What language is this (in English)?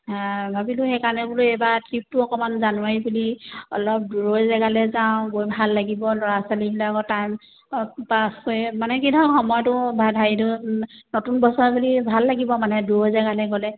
Assamese